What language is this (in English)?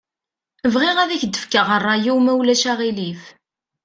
Kabyle